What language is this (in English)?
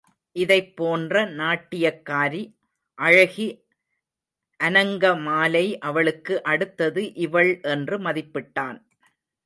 Tamil